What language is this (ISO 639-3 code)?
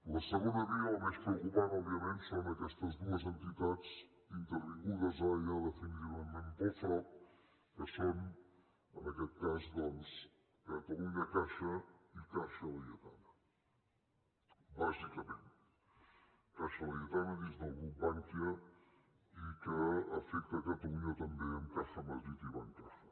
cat